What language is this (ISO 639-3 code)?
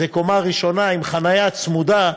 heb